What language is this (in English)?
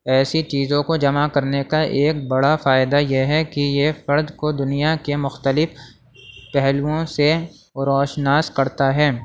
Urdu